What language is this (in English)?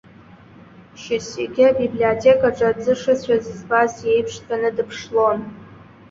Abkhazian